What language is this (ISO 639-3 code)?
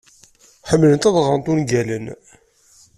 kab